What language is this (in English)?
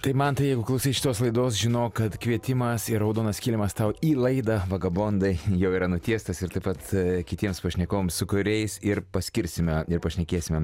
Lithuanian